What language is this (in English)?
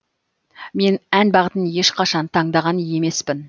Kazakh